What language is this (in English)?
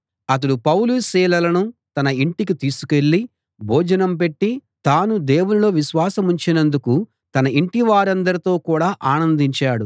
Telugu